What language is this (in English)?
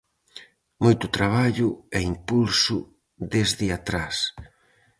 Galician